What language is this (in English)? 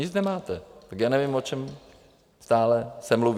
Czech